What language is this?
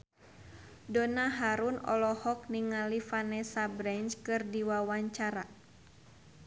Sundanese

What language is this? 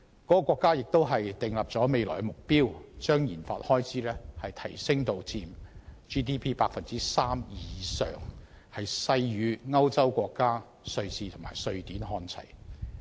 Cantonese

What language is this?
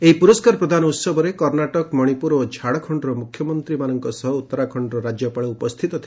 Odia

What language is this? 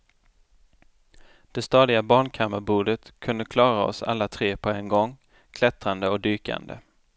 Swedish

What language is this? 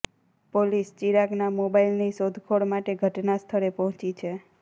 Gujarati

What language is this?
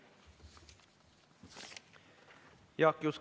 Estonian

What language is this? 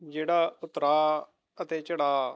Punjabi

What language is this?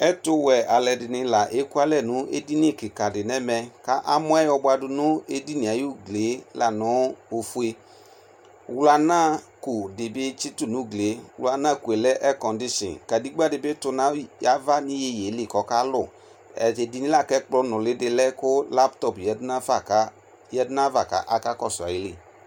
Ikposo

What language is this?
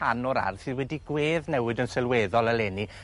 Welsh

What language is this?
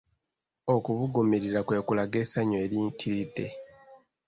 Ganda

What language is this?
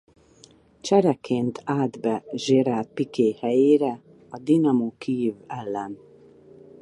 Hungarian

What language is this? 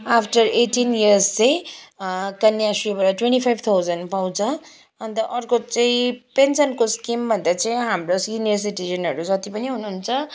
Nepali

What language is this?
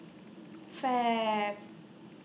English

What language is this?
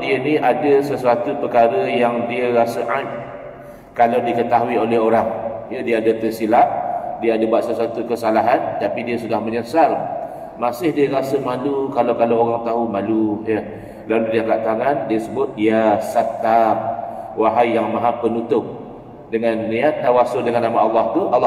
Malay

